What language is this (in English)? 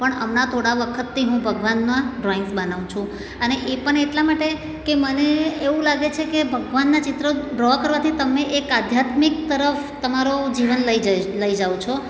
Gujarati